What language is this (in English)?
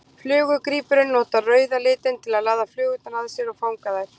Icelandic